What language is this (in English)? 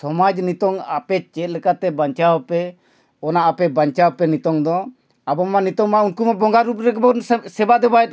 Santali